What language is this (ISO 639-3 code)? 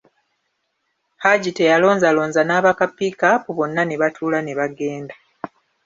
lug